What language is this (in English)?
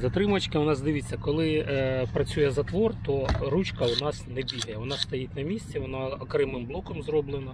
Ukrainian